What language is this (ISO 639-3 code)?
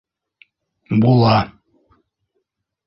bak